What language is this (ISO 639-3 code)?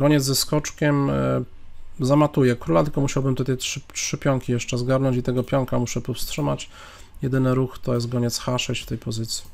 pol